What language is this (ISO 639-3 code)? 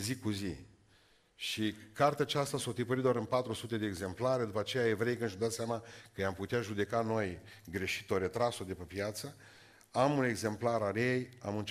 ron